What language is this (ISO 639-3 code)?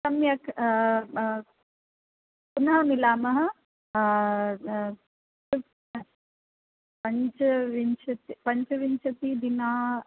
san